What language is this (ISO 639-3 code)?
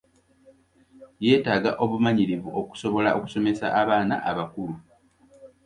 lug